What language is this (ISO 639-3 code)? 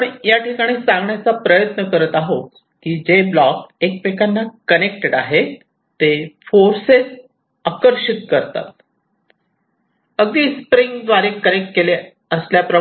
mar